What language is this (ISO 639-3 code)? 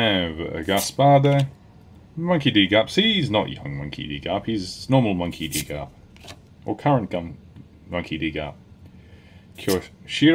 eng